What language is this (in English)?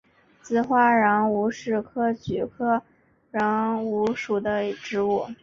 Chinese